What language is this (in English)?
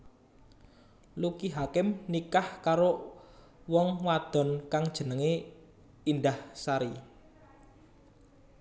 Javanese